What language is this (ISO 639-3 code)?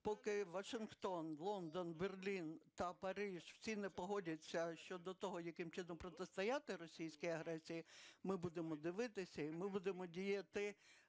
ukr